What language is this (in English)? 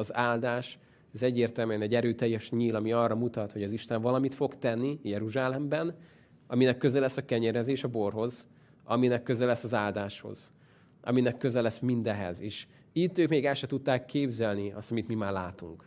Hungarian